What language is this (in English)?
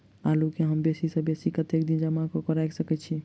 Maithili